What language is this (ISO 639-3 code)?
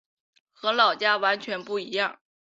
zho